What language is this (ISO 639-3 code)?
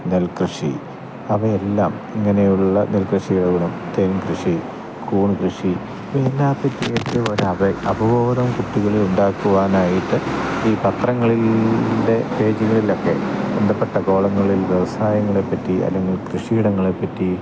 mal